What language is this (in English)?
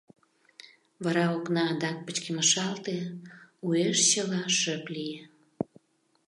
Mari